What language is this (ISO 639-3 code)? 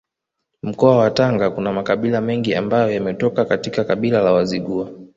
swa